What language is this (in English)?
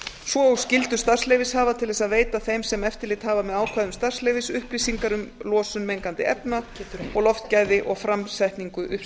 Icelandic